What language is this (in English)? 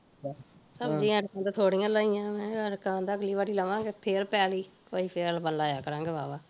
Punjabi